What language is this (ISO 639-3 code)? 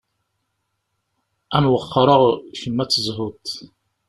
kab